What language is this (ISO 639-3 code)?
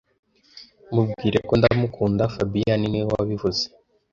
kin